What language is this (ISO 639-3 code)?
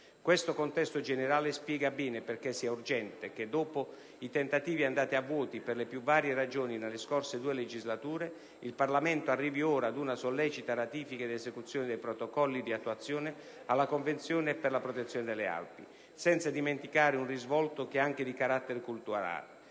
ita